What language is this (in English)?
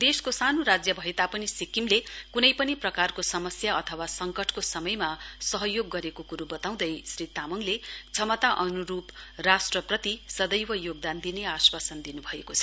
Nepali